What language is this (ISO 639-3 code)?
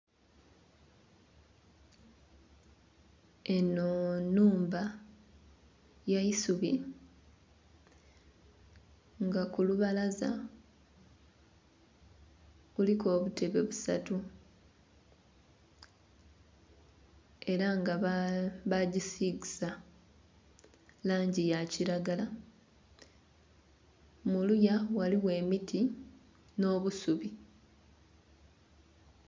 xog